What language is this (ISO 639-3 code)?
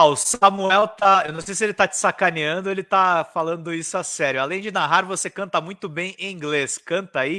por